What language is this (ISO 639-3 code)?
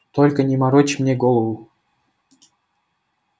rus